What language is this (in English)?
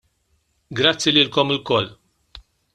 Maltese